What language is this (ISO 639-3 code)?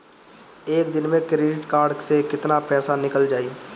bho